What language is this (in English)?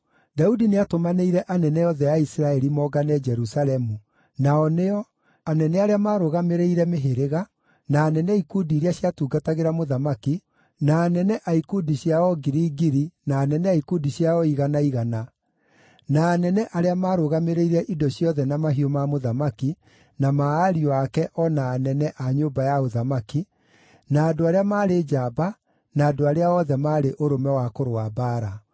Kikuyu